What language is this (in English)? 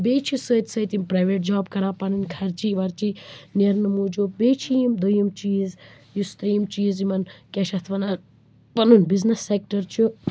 Kashmiri